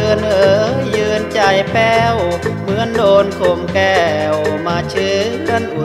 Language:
Thai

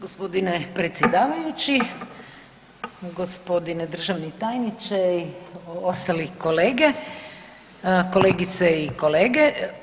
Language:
Croatian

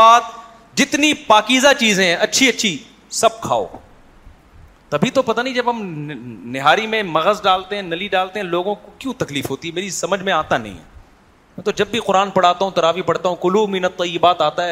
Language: Urdu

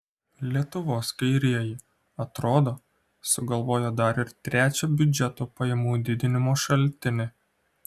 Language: Lithuanian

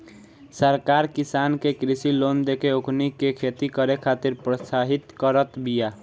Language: Bhojpuri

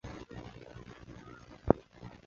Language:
Chinese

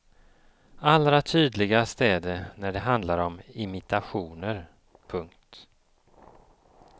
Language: Swedish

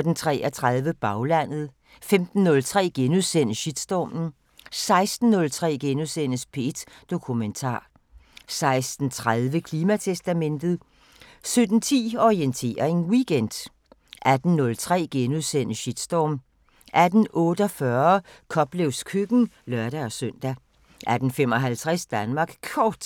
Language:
Danish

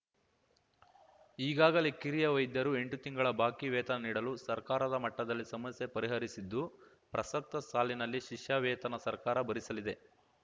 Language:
Kannada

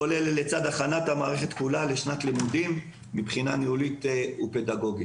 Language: Hebrew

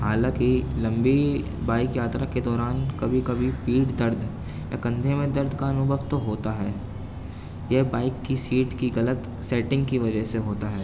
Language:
Urdu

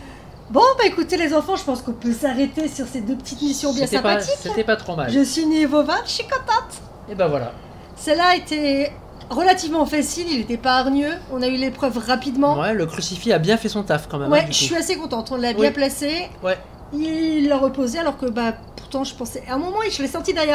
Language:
French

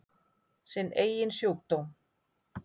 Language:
Icelandic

